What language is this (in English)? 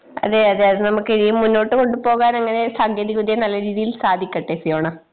Malayalam